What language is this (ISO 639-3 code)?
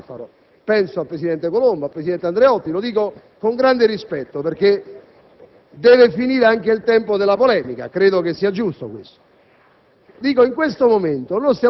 ita